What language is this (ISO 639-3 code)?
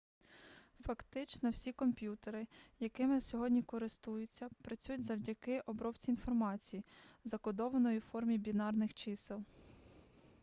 ukr